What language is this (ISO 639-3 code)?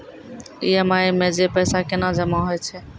mai